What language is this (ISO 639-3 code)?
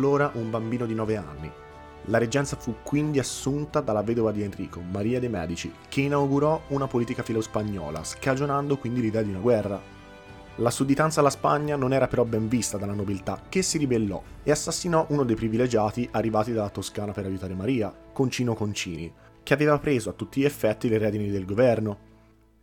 ita